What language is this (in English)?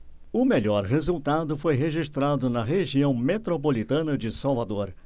Portuguese